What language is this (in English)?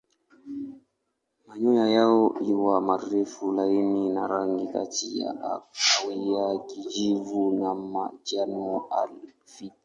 Swahili